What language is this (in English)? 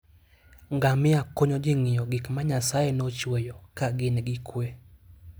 Luo (Kenya and Tanzania)